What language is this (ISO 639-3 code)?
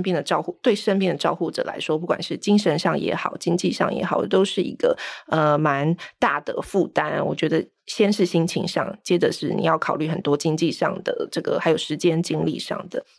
zho